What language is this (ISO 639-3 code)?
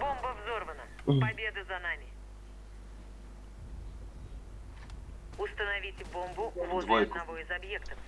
rus